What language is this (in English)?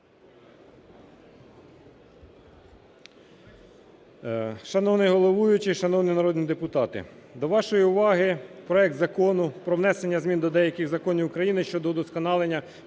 Ukrainian